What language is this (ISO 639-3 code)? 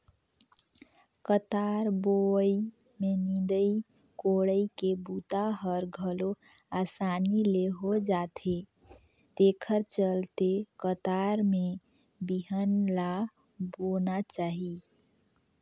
hne